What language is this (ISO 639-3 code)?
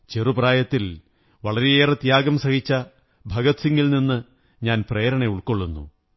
mal